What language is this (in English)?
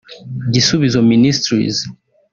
Kinyarwanda